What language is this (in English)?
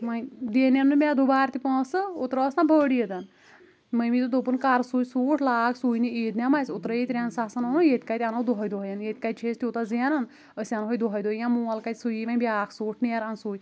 Kashmiri